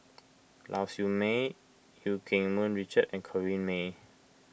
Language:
English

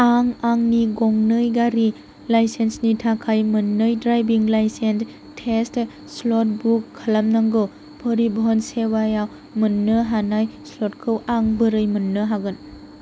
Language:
Bodo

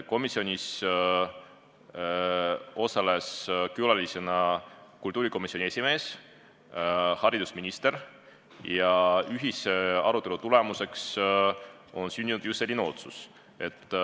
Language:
Estonian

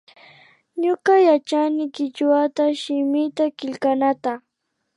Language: Imbabura Highland Quichua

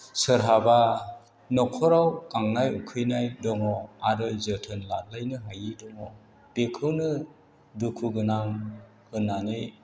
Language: Bodo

